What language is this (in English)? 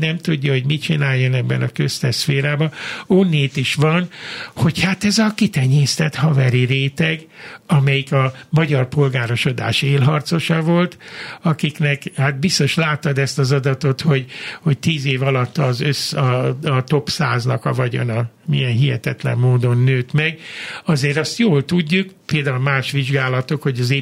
Hungarian